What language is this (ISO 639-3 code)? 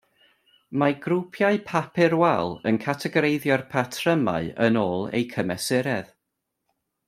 cym